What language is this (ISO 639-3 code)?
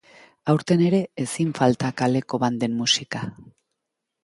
eus